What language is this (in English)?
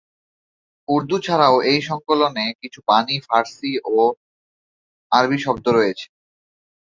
Bangla